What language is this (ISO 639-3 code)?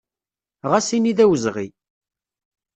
kab